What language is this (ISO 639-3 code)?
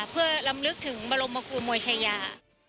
tha